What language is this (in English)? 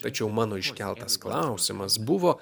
Lithuanian